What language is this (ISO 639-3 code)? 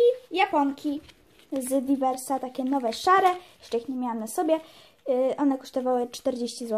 pol